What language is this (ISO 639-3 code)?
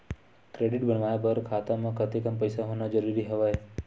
hne